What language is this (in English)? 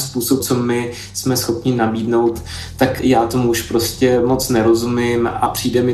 Czech